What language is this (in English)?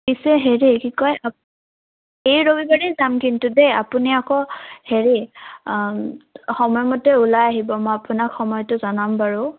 Assamese